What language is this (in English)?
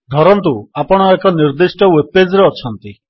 Odia